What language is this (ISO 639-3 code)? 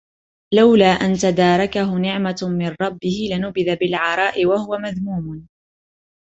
ara